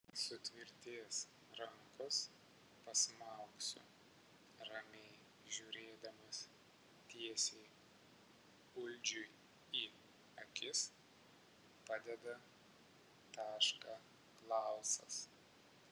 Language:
Lithuanian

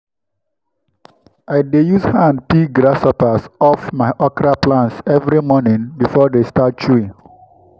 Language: Nigerian Pidgin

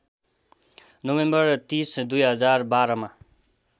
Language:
Nepali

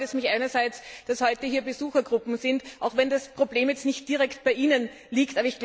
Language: German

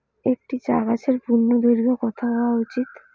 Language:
Bangla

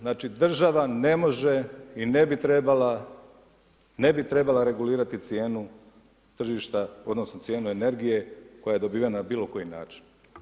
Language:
Croatian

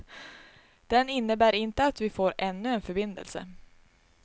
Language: Swedish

